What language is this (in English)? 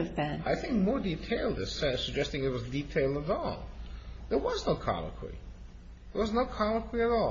English